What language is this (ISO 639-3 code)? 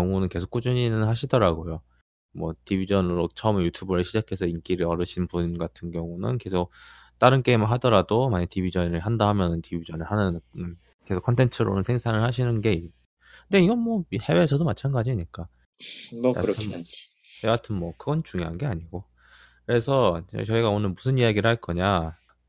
kor